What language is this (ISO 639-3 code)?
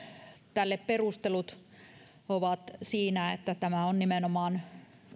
fin